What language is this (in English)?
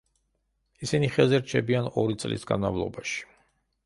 Georgian